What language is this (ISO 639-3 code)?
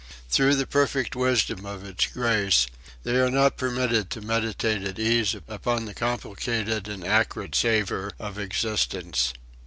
eng